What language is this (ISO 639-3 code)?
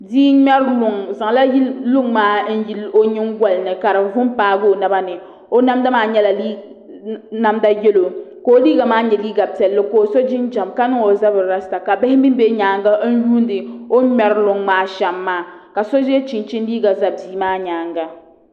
dag